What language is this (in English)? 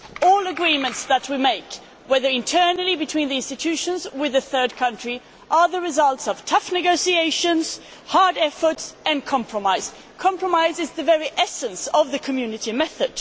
English